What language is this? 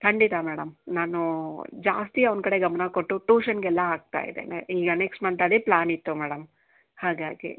Kannada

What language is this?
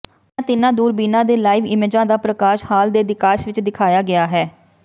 Punjabi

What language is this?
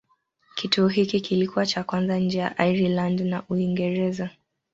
Swahili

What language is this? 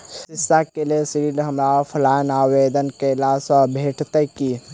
Maithili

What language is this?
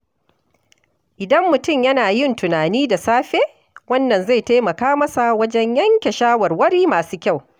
Hausa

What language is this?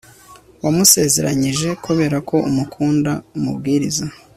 Kinyarwanda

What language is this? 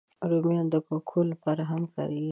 Pashto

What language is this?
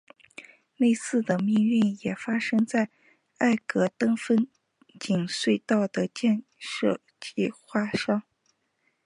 Chinese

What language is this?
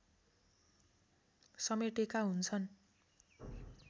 Nepali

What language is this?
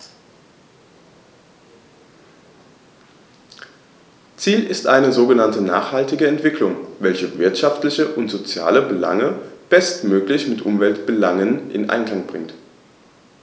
German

